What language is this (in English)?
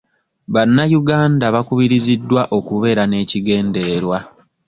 Ganda